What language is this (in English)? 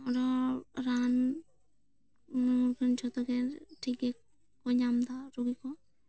Santali